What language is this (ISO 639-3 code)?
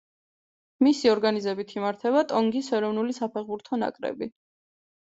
kat